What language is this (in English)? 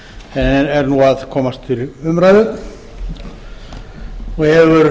Icelandic